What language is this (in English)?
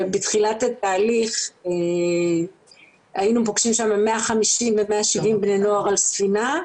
Hebrew